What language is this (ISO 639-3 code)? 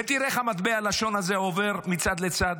heb